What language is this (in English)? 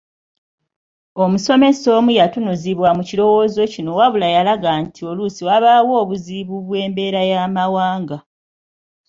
Ganda